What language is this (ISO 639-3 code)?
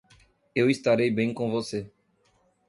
por